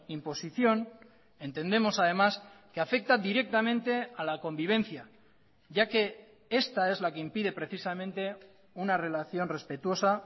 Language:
Spanish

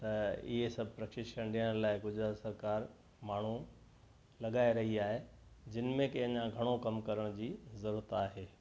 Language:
Sindhi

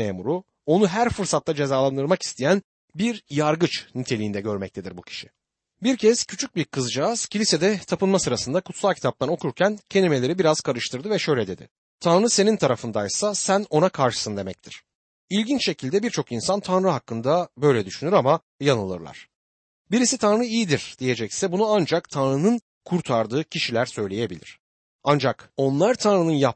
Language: Turkish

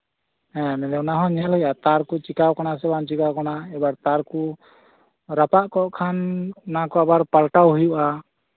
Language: Santali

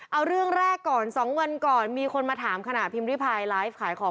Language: Thai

